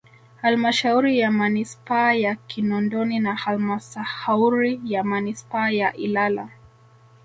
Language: Swahili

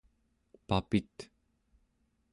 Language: Central Yupik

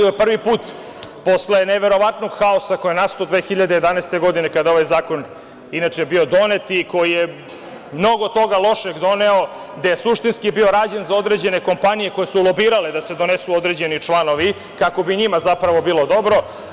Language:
Serbian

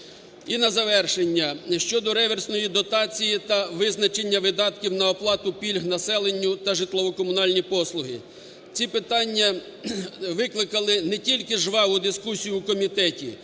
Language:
Ukrainian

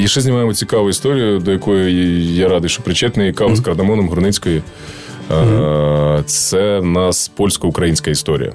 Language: Ukrainian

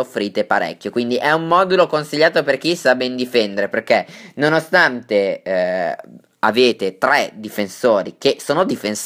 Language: Italian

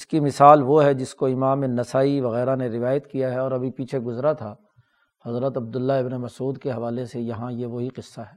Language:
Urdu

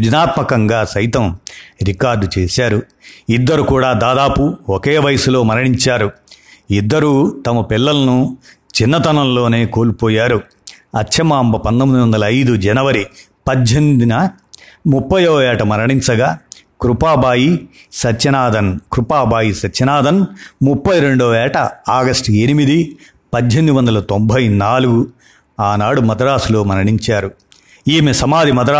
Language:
Telugu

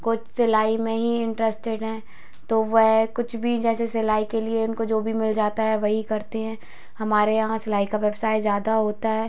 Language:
Hindi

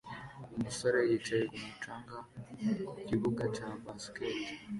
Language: Kinyarwanda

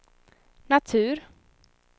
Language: Swedish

